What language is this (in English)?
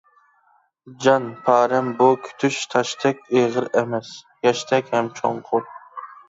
Uyghur